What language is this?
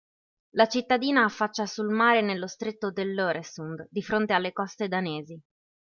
Italian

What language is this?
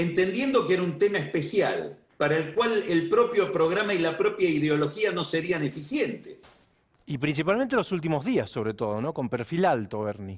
Spanish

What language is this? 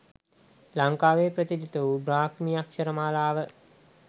Sinhala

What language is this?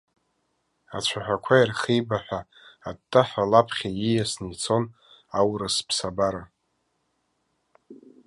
Abkhazian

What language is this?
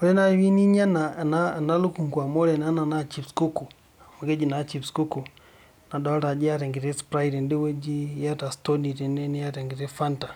Masai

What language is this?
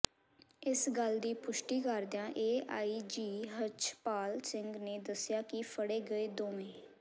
Punjabi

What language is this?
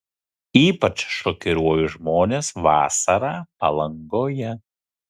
Lithuanian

